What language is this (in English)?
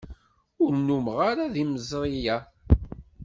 Kabyle